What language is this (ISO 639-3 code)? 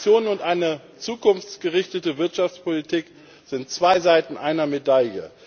deu